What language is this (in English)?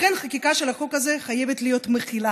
Hebrew